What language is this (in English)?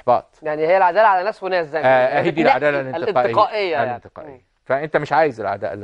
Arabic